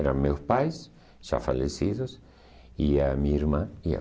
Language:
Portuguese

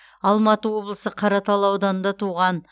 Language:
Kazakh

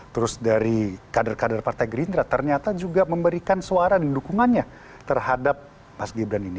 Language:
Indonesian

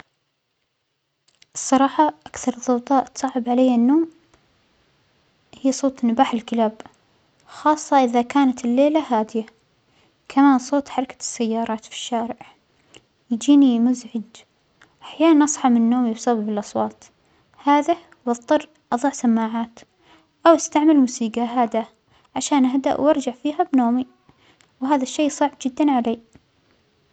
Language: Omani Arabic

